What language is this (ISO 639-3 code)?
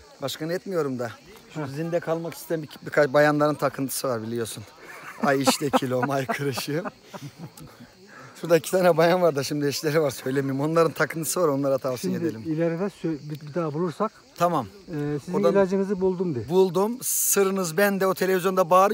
tur